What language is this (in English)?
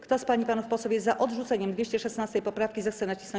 Polish